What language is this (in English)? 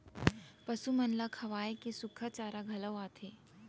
Chhattisgarhi